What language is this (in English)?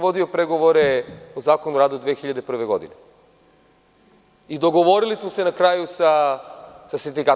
Serbian